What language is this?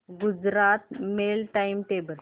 Marathi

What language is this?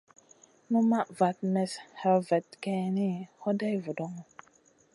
Masana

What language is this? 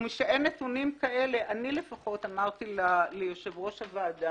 Hebrew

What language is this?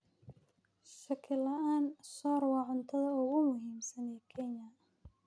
Somali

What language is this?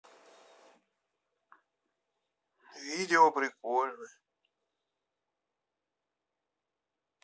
Russian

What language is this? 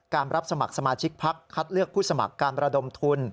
Thai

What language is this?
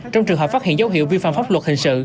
Vietnamese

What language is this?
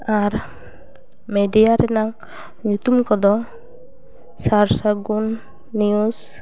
Santali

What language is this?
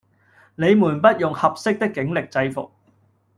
Cantonese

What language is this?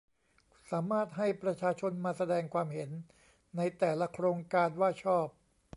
Thai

